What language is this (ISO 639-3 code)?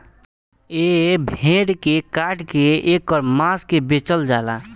bho